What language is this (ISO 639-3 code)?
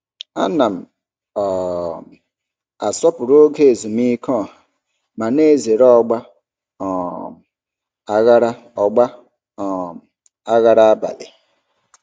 ibo